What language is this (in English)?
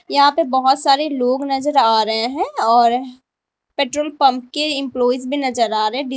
Hindi